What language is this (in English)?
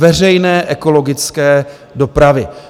Czech